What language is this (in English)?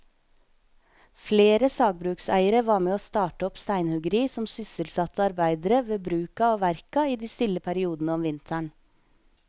Norwegian